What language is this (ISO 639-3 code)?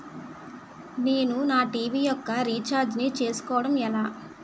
tel